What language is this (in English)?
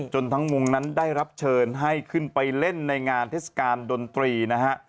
Thai